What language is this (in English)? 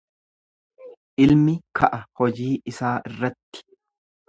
Oromo